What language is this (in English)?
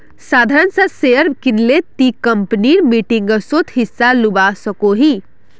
Magahi